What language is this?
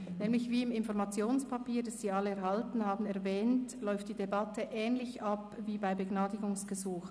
Swiss German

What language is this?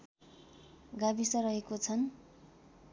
Nepali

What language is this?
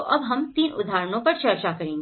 Hindi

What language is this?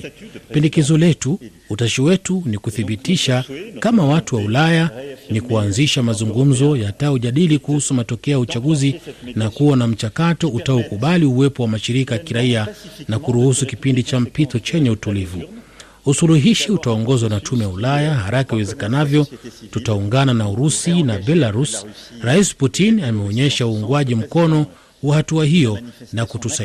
Swahili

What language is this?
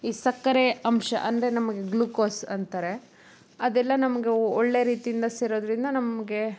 Kannada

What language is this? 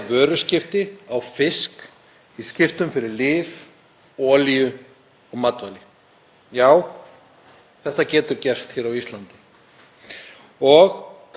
Icelandic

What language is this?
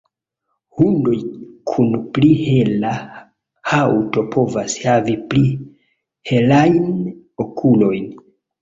Esperanto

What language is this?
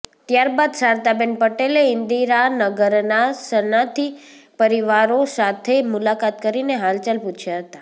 Gujarati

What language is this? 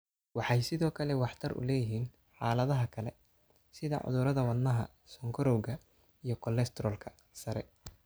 Somali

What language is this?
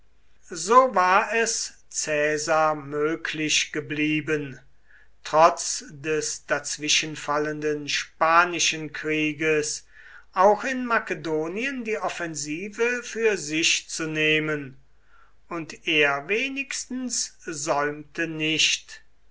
German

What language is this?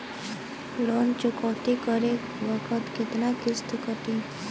Bhojpuri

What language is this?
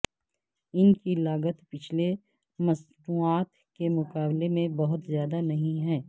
Urdu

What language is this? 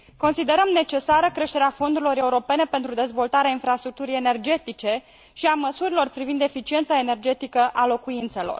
Romanian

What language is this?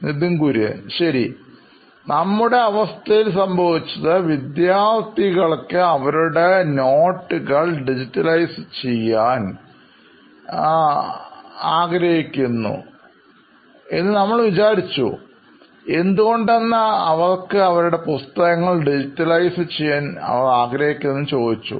Malayalam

